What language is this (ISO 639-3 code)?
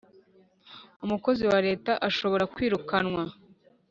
kin